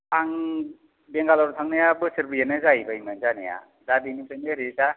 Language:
Bodo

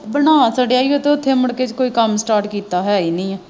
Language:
Punjabi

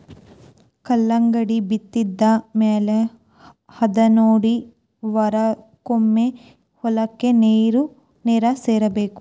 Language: Kannada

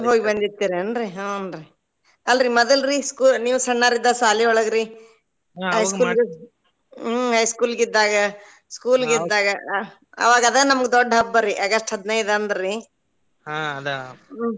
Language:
Kannada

